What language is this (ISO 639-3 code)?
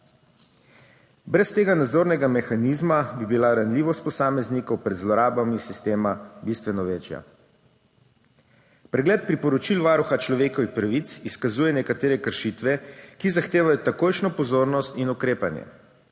slv